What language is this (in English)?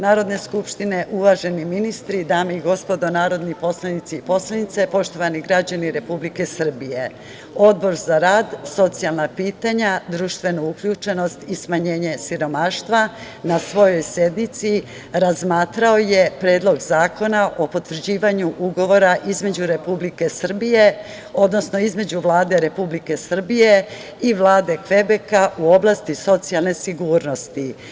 Serbian